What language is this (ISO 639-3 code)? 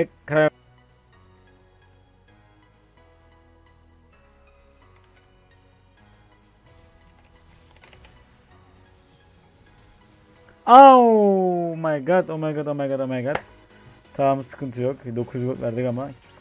tur